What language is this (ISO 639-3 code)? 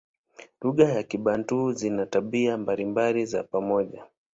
swa